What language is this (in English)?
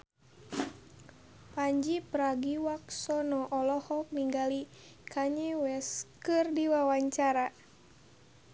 Sundanese